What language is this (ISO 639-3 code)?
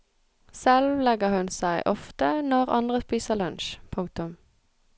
nor